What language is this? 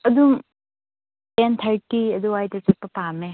Manipuri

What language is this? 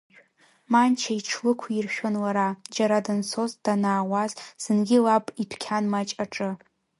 Abkhazian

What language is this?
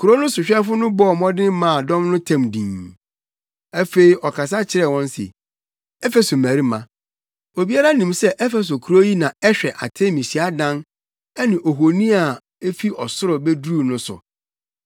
Akan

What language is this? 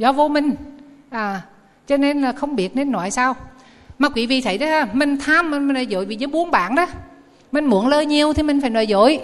Vietnamese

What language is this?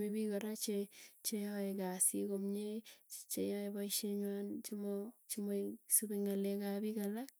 Tugen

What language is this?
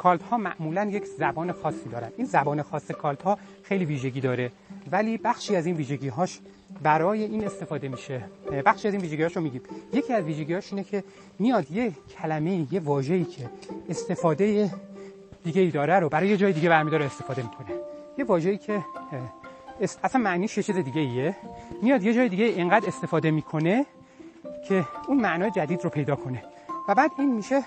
Persian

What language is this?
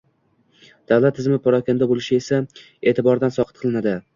Uzbek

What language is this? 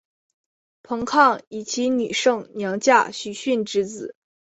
Chinese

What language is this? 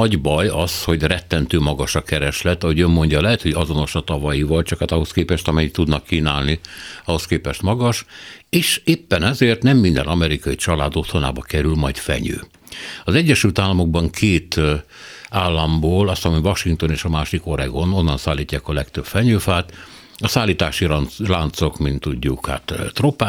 Hungarian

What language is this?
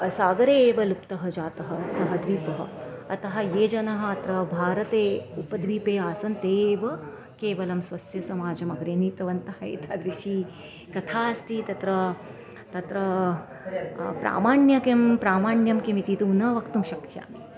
Sanskrit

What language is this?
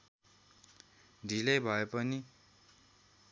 Nepali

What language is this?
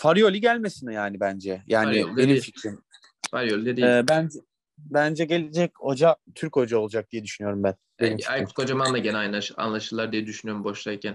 Turkish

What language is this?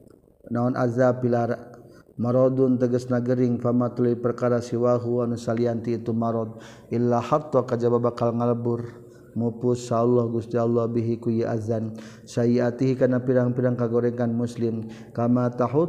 Malay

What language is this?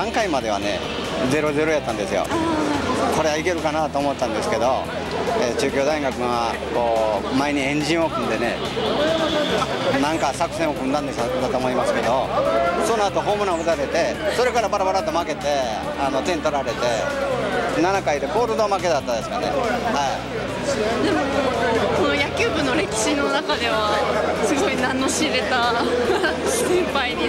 Japanese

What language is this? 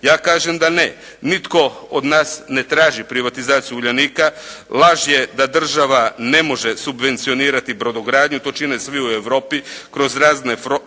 Croatian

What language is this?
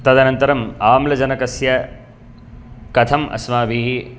Sanskrit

